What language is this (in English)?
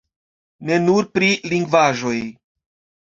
Esperanto